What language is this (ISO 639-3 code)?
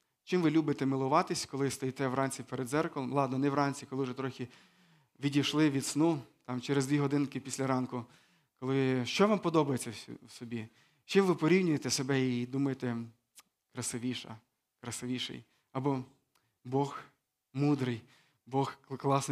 ukr